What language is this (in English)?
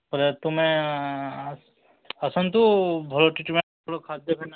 Odia